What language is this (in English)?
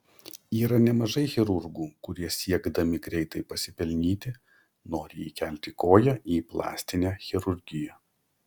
Lithuanian